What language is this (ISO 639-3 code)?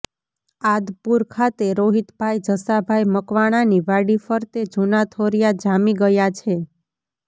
guj